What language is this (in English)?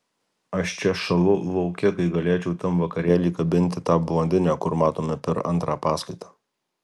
Lithuanian